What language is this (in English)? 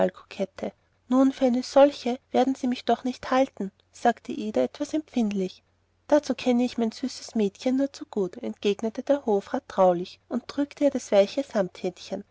German